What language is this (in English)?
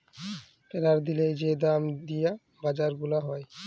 Bangla